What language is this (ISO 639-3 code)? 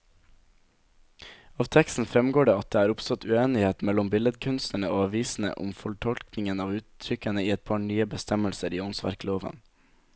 nor